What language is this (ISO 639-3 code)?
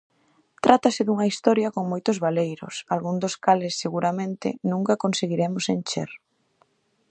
glg